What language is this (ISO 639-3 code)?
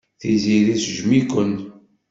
kab